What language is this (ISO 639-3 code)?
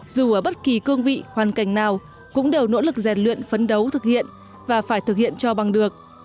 vie